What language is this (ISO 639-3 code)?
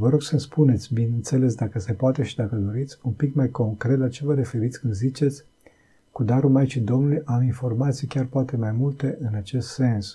ron